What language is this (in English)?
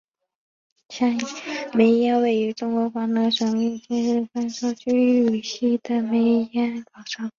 Chinese